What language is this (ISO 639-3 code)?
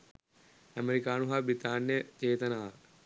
sin